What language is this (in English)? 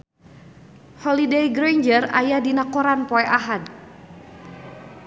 Sundanese